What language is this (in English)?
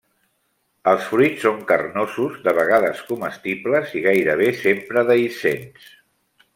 Catalan